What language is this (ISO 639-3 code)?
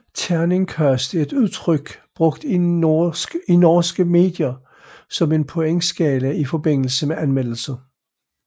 dan